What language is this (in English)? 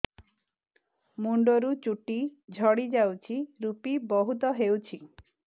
Odia